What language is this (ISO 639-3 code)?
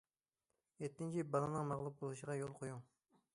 uig